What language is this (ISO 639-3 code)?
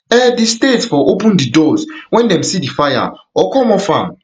pcm